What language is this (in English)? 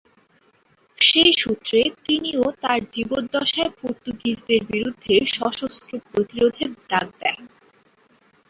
Bangla